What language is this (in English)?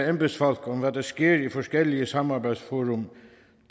Danish